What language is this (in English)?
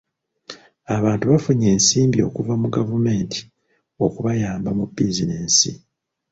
Ganda